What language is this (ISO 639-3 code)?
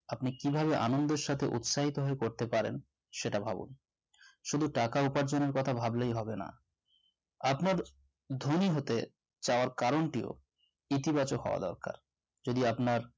ben